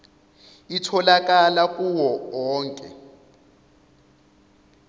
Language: Zulu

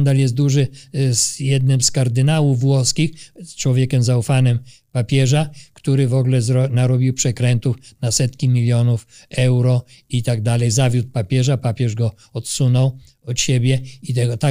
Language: Polish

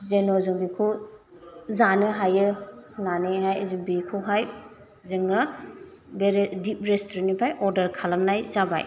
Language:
Bodo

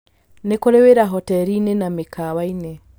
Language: Kikuyu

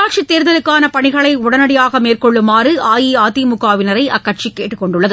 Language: Tamil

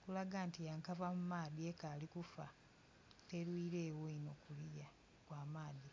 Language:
Soga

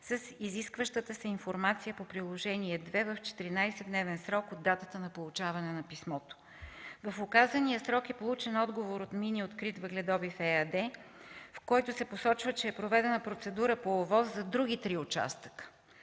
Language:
Bulgarian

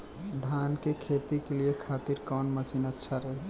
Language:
Bhojpuri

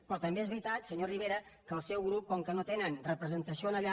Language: Catalan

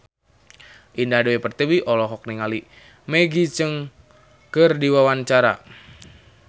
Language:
Sundanese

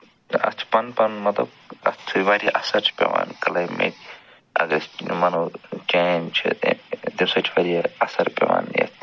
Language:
Kashmiri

